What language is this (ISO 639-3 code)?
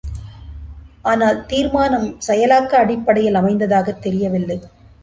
tam